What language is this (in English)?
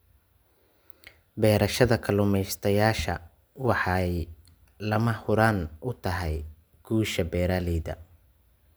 Somali